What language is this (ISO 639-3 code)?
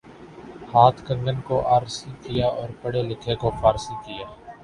urd